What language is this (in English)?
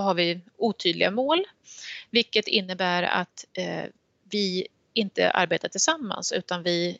Swedish